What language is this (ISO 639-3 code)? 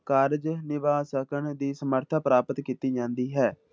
pan